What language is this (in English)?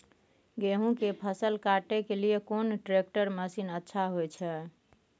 Maithili